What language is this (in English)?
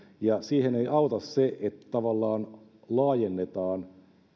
Finnish